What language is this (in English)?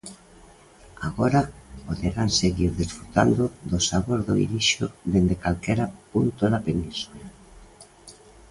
Galician